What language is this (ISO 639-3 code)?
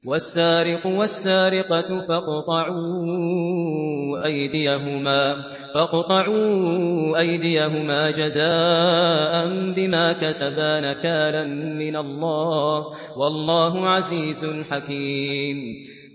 ara